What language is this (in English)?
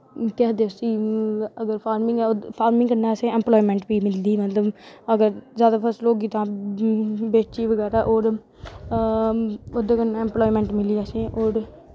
Dogri